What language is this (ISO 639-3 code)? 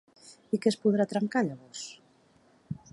cat